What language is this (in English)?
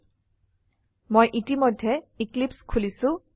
Assamese